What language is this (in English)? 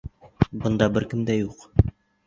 Bashkir